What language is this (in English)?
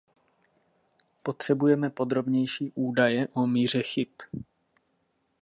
Czech